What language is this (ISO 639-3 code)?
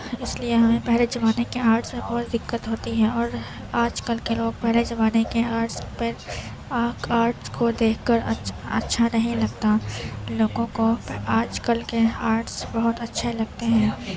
urd